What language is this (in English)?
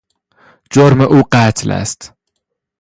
Persian